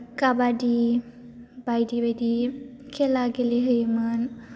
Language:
Bodo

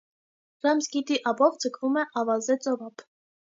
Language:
Armenian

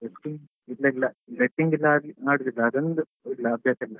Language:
Kannada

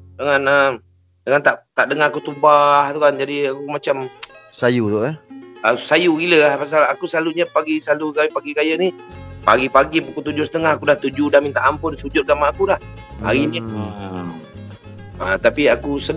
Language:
Malay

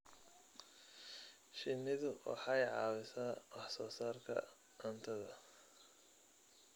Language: Somali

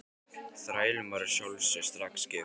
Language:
Icelandic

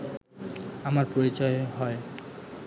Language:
Bangla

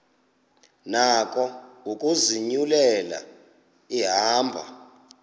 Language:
Xhosa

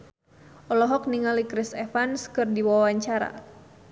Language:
Sundanese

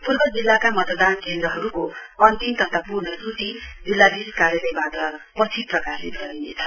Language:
Nepali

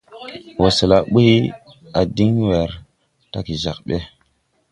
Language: Tupuri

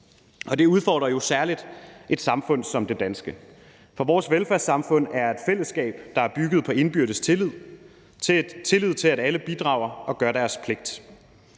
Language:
Danish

